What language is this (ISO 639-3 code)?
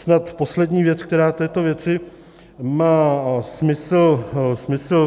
ces